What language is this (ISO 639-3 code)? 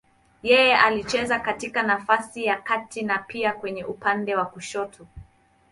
swa